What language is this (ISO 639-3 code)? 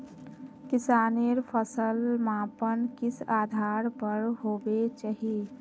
mag